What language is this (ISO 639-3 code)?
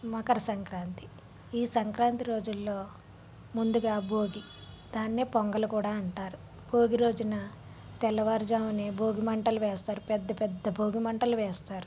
tel